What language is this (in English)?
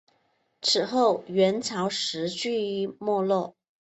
Chinese